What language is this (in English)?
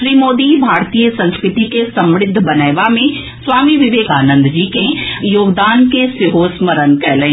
Maithili